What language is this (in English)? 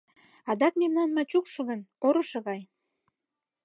Mari